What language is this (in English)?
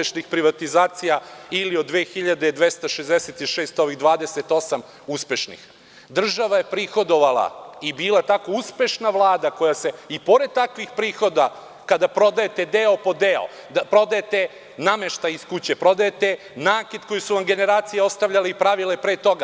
Serbian